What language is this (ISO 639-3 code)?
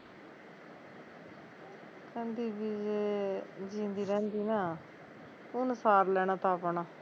pan